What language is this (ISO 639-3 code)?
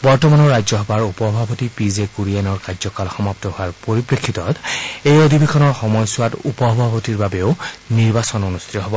asm